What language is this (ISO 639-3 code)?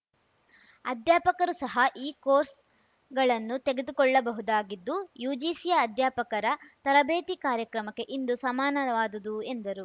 kan